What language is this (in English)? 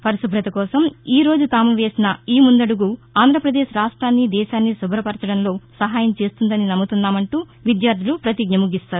Telugu